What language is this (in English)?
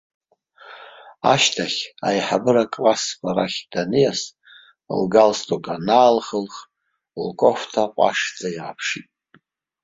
Abkhazian